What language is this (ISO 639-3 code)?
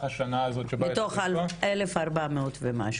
heb